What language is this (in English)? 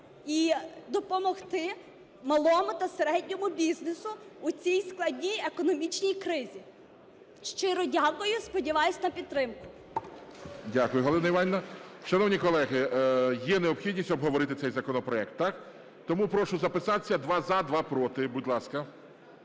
Ukrainian